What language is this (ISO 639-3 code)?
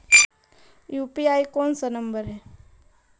mag